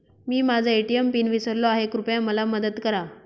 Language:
Marathi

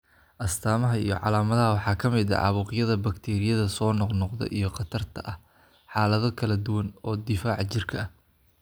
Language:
Somali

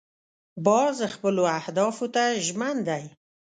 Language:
Pashto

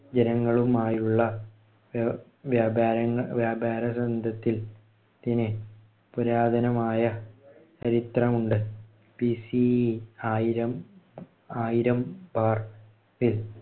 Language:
Malayalam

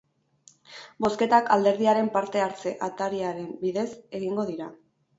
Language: Basque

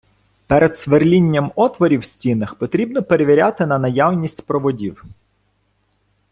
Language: Ukrainian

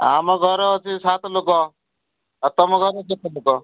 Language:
Odia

